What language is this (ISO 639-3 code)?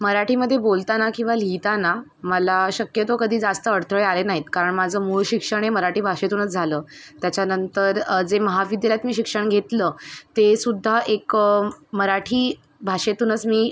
mar